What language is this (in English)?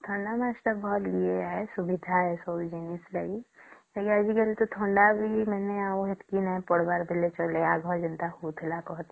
Odia